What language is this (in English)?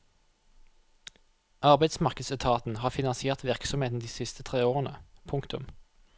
Norwegian